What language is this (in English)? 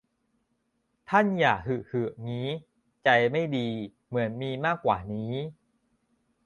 Thai